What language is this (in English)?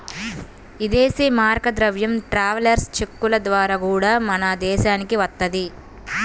Telugu